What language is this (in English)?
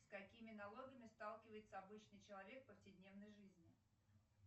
Russian